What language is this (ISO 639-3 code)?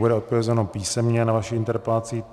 ces